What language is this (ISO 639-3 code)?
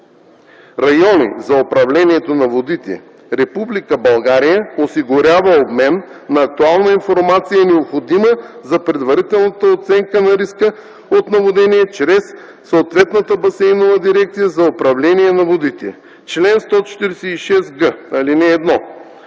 bul